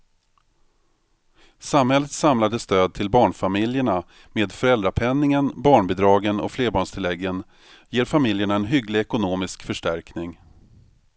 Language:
Swedish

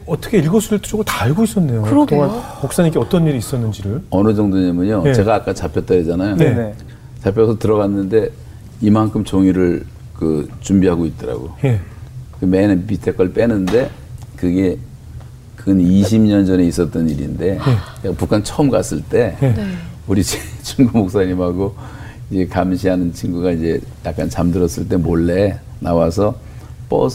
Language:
Korean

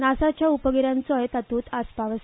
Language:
Konkani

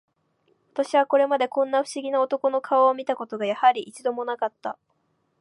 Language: Japanese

